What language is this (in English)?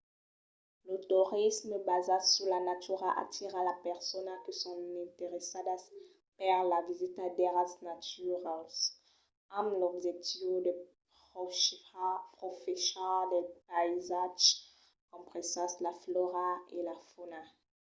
Occitan